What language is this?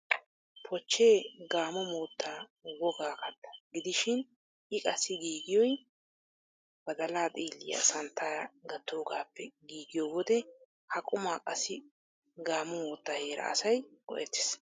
Wolaytta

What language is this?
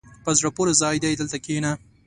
Pashto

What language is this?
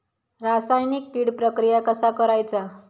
Marathi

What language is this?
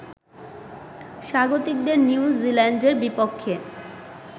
Bangla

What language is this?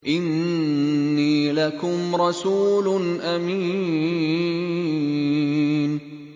Arabic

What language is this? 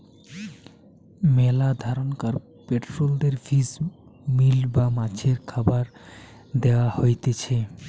Bangla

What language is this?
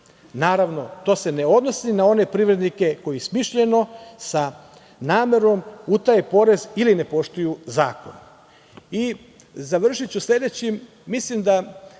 Serbian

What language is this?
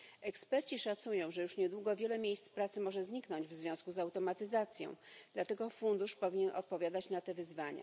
Polish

